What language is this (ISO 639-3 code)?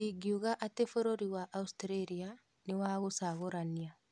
kik